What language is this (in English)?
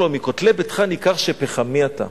Hebrew